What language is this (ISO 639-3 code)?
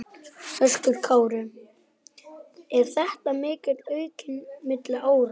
isl